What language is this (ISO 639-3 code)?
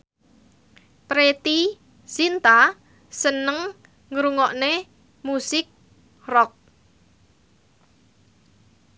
jav